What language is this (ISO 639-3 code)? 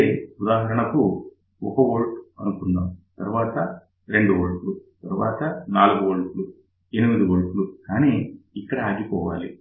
tel